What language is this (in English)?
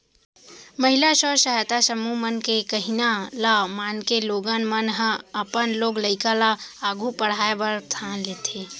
Chhattisgarhi